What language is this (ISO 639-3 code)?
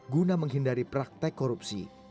ind